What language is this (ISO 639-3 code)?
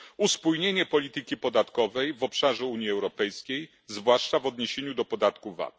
pol